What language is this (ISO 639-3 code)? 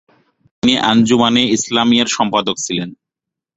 ben